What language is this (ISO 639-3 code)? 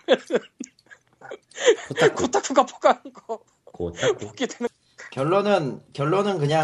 kor